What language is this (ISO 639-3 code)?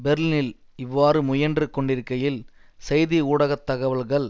tam